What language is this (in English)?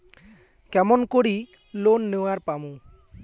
Bangla